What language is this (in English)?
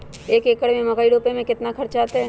Magahi